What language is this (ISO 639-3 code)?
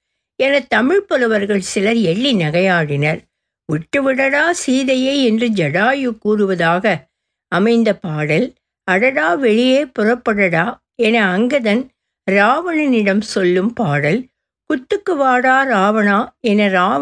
tam